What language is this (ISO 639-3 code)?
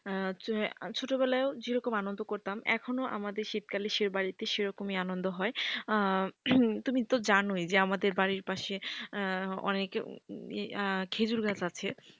ben